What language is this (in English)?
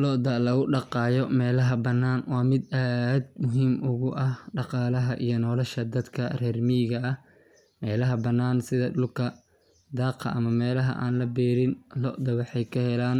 Somali